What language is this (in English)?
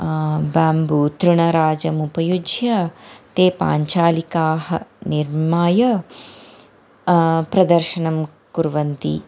Sanskrit